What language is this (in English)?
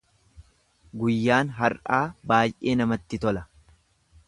Oromo